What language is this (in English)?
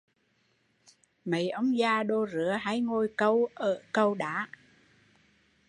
Vietnamese